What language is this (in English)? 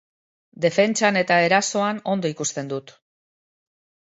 Basque